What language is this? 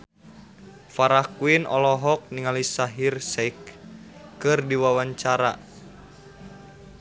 Sundanese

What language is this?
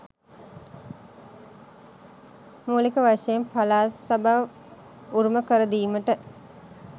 Sinhala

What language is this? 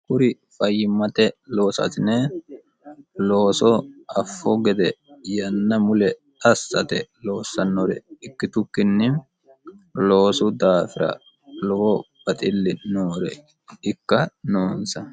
Sidamo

